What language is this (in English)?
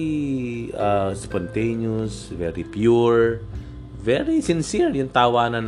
Filipino